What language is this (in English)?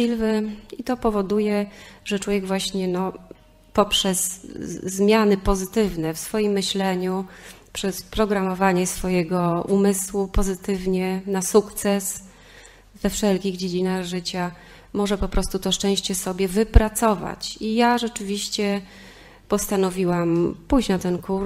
Polish